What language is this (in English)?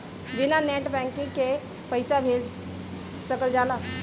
Bhojpuri